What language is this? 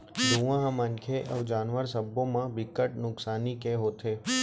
Chhattisgarhi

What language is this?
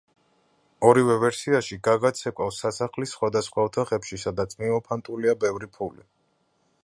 Georgian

